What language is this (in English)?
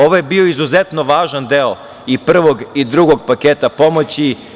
Serbian